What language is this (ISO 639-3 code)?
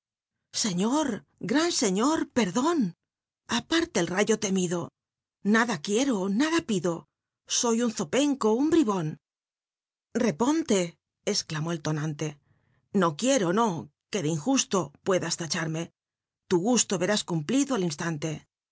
spa